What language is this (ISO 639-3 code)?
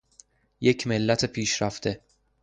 fas